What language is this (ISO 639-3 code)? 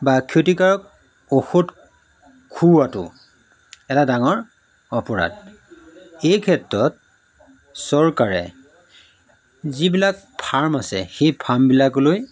asm